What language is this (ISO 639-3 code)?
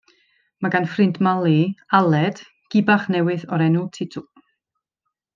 cym